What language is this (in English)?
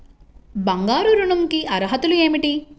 Telugu